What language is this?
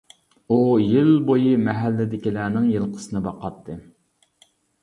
Uyghur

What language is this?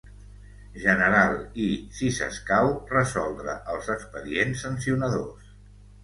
Catalan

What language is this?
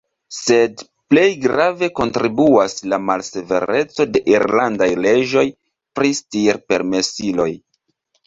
Esperanto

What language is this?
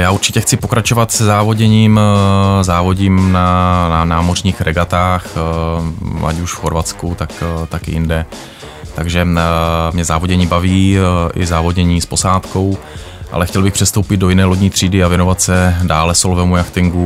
Czech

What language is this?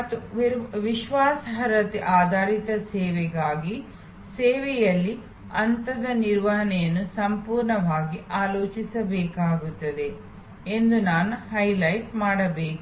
Kannada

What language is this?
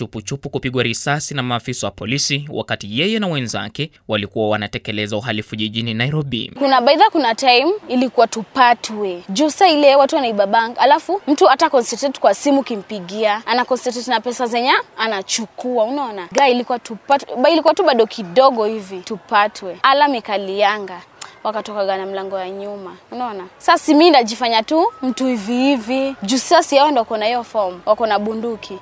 Swahili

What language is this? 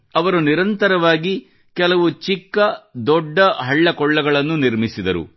Kannada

